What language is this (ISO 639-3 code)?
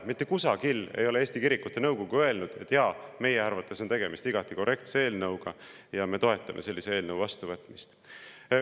est